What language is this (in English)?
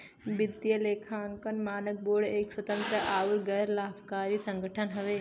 Bhojpuri